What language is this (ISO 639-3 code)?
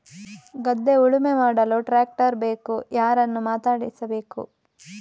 kan